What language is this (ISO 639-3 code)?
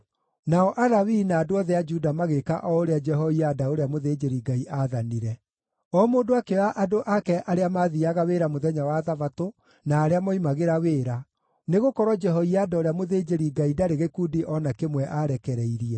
kik